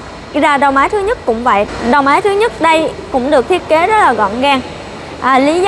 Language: Vietnamese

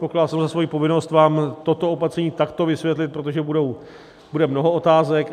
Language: Czech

